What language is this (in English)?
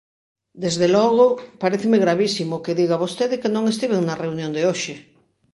Galician